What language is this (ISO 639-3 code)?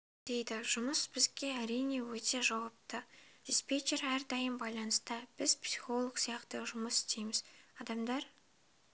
kaz